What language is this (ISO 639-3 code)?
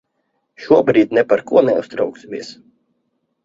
lav